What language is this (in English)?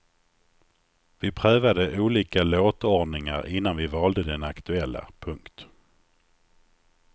Swedish